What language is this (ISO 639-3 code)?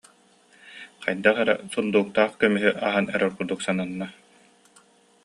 sah